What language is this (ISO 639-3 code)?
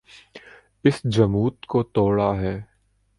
urd